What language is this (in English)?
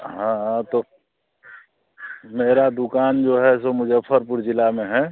Hindi